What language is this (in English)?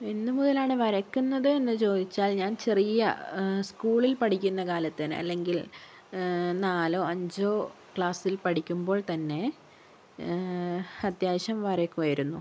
Malayalam